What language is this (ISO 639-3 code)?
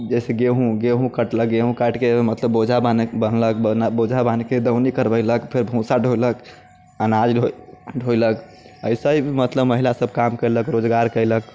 mai